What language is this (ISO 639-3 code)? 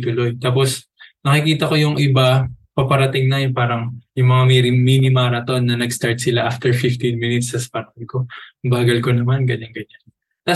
fil